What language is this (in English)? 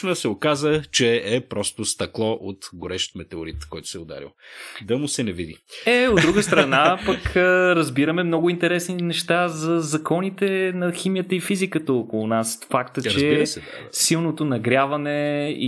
Bulgarian